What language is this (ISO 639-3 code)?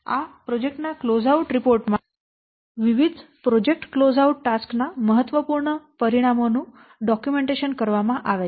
guj